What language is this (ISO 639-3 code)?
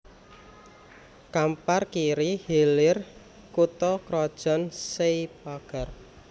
jav